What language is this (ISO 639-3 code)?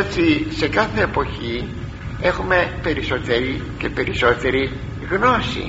ell